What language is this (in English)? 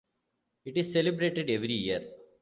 English